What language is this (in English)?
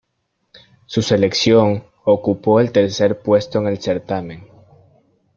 Spanish